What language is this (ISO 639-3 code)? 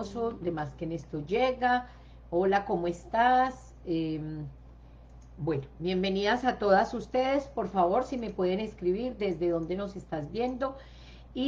spa